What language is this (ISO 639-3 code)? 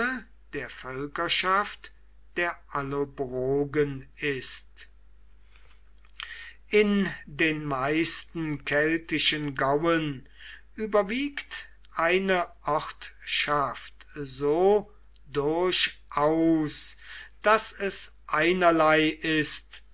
deu